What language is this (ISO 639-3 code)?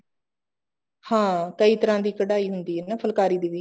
pan